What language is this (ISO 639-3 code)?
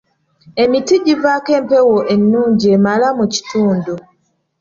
lug